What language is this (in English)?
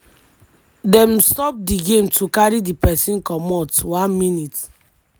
Nigerian Pidgin